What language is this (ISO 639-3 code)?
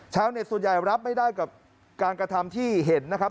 tha